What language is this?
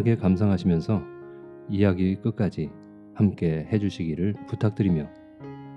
Korean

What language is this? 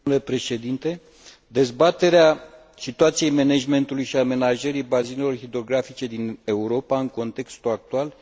Romanian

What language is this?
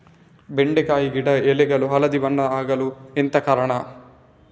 Kannada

